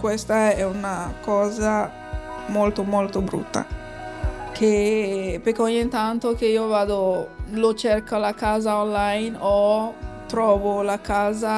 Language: Italian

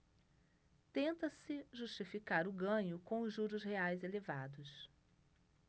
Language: Portuguese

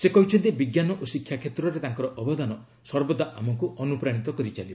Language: Odia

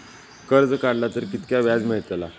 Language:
Marathi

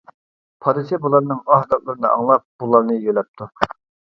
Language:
Uyghur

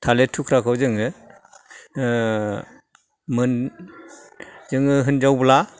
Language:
Bodo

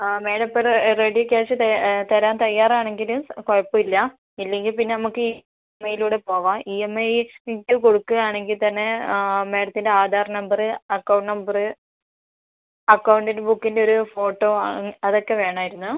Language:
Malayalam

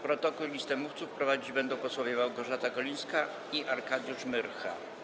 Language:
Polish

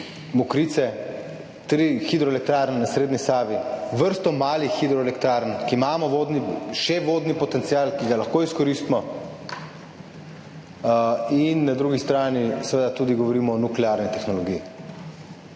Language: Slovenian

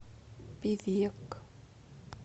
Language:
Russian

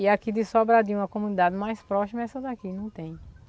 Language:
Portuguese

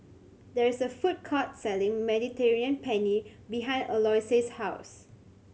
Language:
English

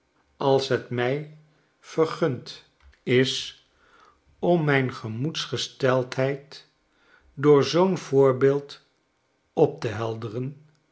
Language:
Dutch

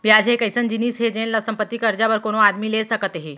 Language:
Chhattisgarhi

